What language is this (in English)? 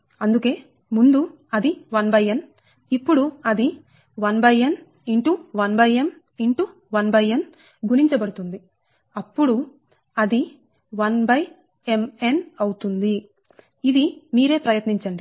Telugu